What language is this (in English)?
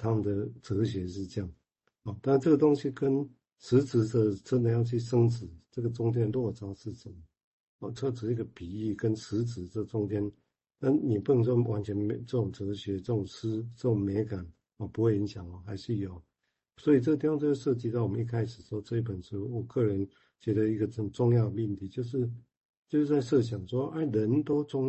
Chinese